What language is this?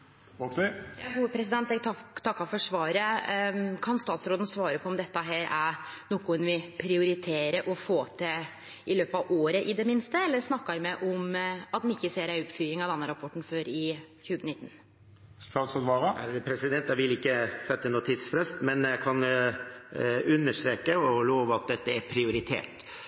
Norwegian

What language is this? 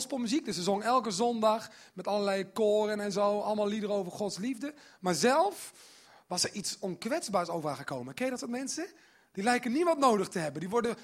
Dutch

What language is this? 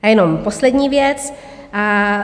Czech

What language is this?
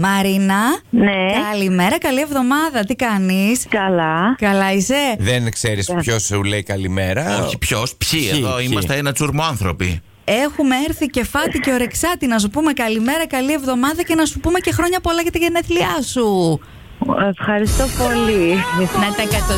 Greek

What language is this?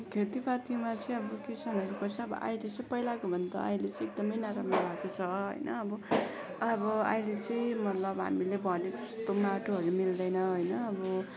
Nepali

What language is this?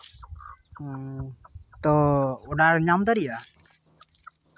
Santali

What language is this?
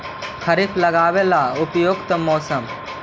Magahi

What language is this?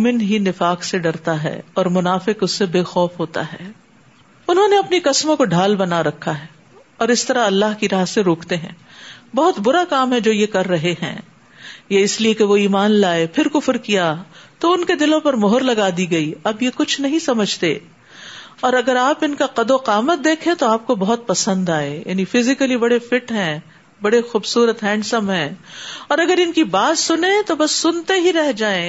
Urdu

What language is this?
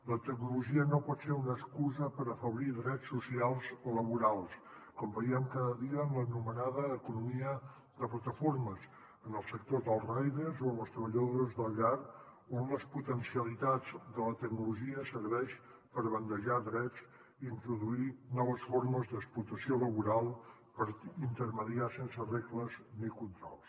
Catalan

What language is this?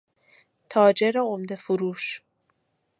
Persian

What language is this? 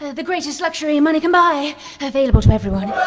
English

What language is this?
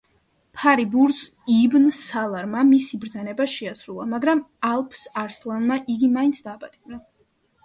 Georgian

